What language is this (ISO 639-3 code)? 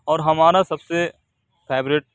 urd